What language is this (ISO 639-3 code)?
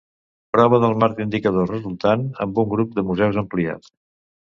cat